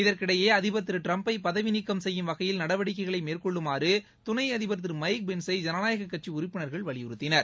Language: Tamil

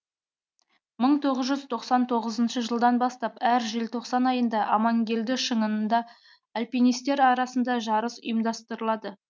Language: Kazakh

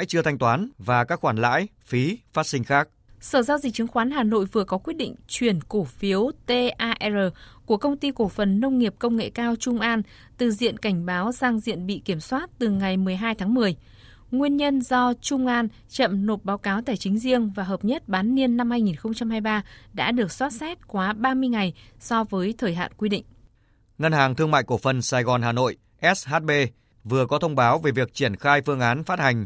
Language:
Vietnamese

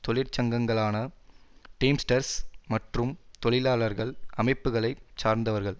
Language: Tamil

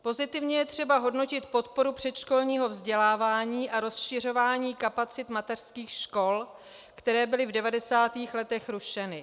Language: Czech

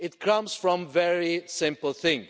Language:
English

